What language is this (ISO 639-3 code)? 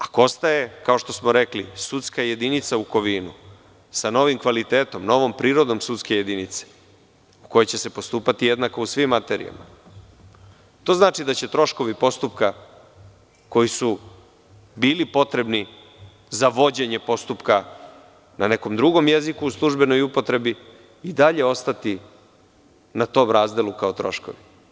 srp